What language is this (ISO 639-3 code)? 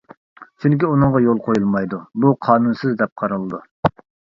uig